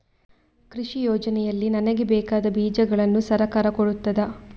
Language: Kannada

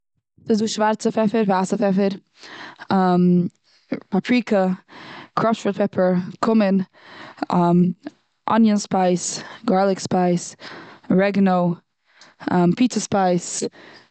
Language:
Yiddish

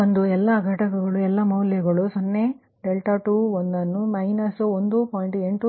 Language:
Kannada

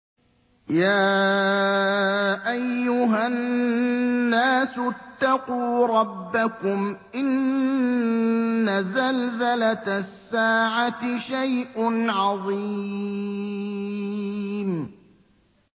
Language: Arabic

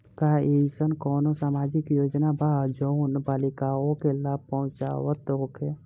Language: Bhojpuri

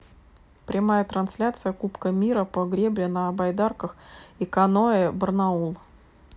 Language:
Russian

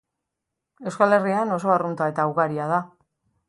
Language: Basque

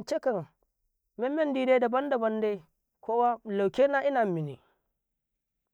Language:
Karekare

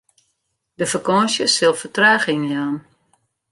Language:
Western Frisian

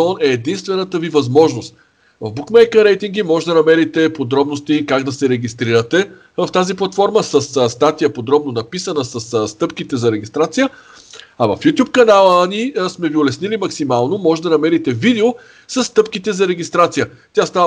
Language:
Bulgarian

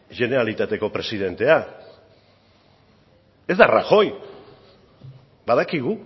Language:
Basque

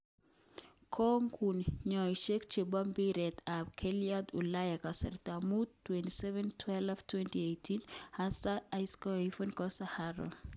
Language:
Kalenjin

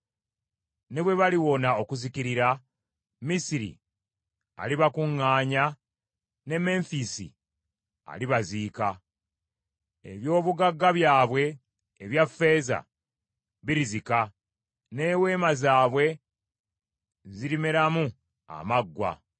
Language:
Ganda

